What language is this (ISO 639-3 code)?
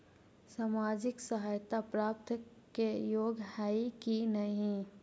mag